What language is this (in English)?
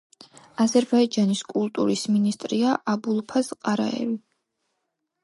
Georgian